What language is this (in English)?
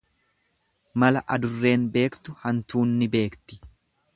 Oromo